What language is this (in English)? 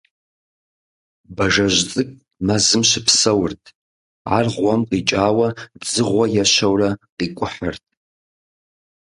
Kabardian